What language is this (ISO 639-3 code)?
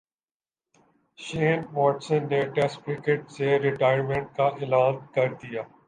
urd